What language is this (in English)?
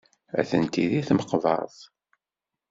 Kabyle